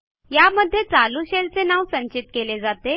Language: Marathi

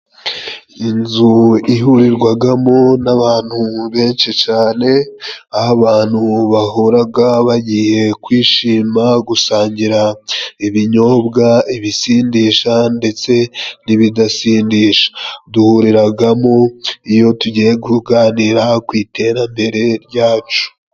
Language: Kinyarwanda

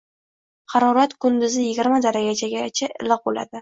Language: Uzbek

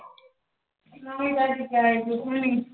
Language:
Punjabi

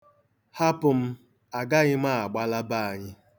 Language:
Igbo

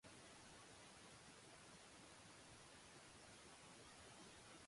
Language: Japanese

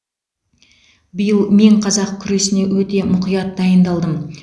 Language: Kazakh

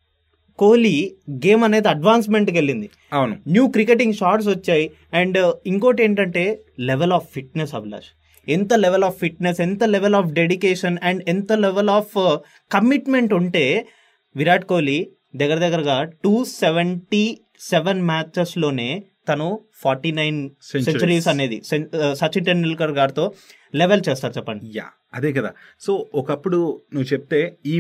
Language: Telugu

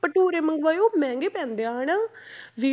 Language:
Punjabi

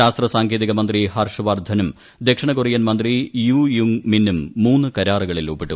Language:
Malayalam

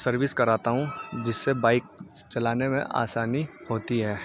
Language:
Urdu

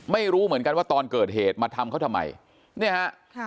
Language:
Thai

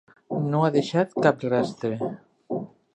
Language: Catalan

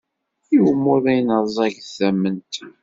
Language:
Kabyle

